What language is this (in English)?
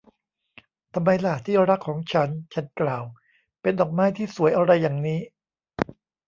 Thai